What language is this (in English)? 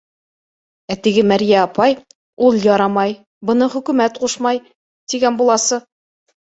Bashkir